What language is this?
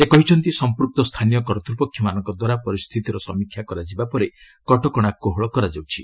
Odia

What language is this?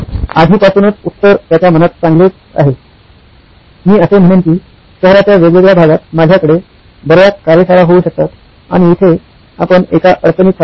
Marathi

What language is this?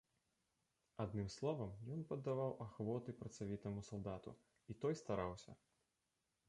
Belarusian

